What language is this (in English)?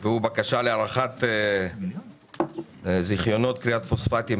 Hebrew